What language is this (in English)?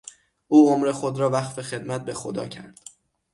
Persian